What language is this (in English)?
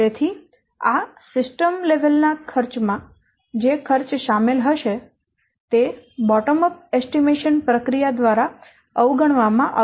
Gujarati